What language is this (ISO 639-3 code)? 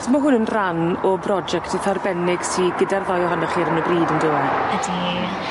cym